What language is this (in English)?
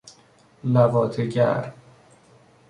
Persian